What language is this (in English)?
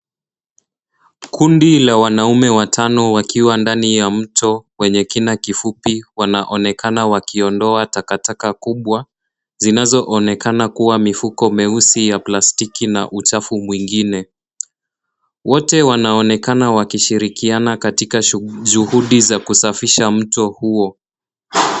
Swahili